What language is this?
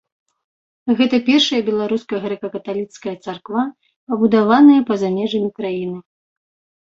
Belarusian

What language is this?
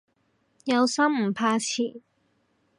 Cantonese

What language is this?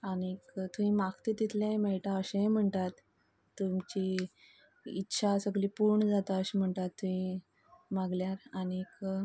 Konkani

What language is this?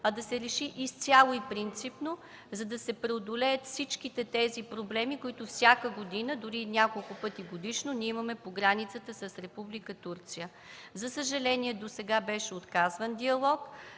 Bulgarian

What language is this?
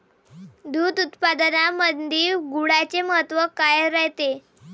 Marathi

